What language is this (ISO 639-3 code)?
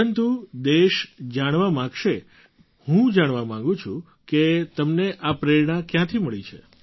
guj